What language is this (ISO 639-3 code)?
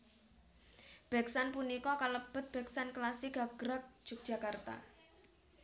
jav